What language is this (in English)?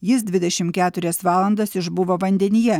Lithuanian